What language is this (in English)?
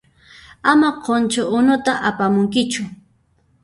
Puno Quechua